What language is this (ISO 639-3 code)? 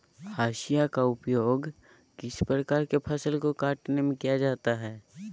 mag